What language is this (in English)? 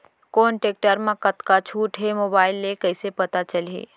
Chhattisgarhi